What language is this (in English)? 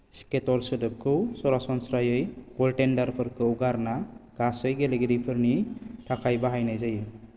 Bodo